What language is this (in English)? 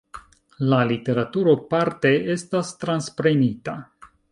Esperanto